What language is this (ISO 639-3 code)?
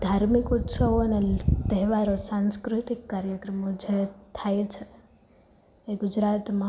guj